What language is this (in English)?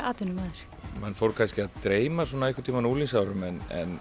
Icelandic